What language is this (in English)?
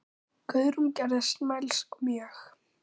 Icelandic